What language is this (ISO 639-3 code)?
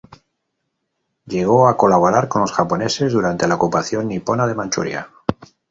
spa